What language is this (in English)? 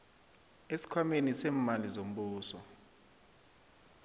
South Ndebele